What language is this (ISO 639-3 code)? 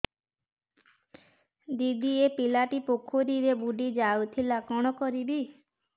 ori